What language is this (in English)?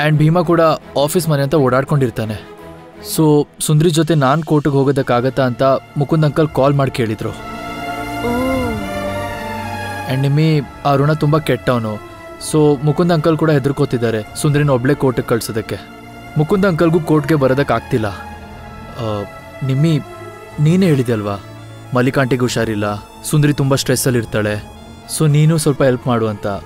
Hindi